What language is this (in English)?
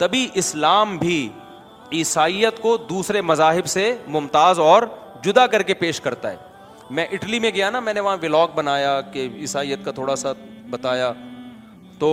Urdu